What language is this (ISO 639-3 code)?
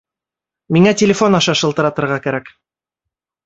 bak